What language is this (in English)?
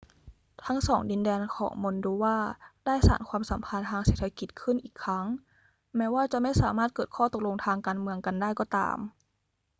Thai